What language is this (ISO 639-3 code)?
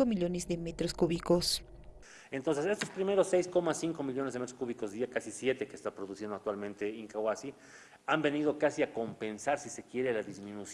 spa